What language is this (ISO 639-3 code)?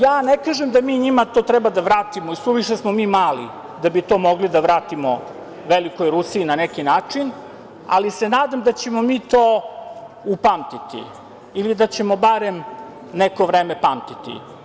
srp